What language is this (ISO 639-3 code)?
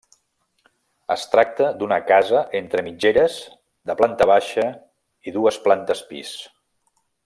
cat